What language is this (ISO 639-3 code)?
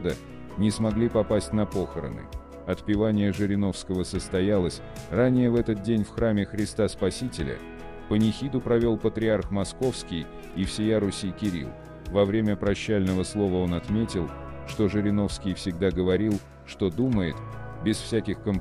rus